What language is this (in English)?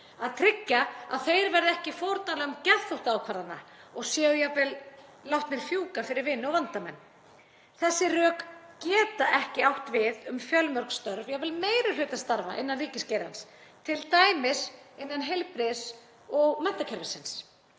Icelandic